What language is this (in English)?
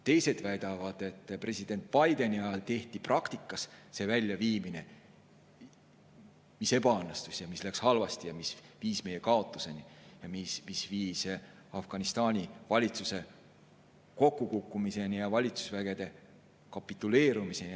Estonian